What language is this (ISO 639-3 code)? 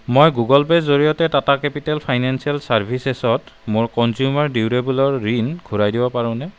asm